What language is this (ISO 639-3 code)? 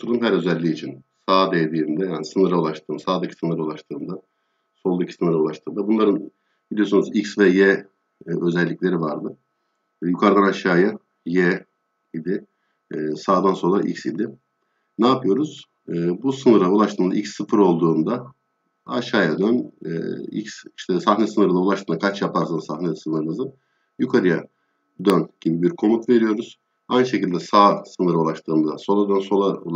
tur